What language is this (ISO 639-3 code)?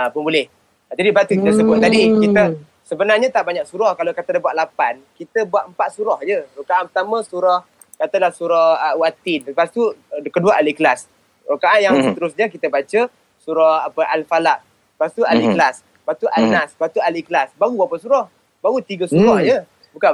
msa